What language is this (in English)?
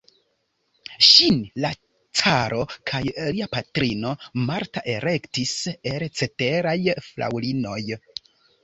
Esperanto